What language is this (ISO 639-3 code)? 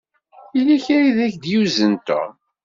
kab